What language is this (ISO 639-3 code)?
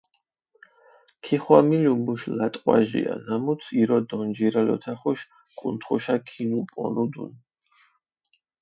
xmf